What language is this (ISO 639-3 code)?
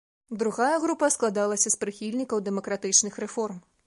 bel